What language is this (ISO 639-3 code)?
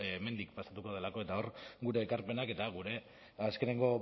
eus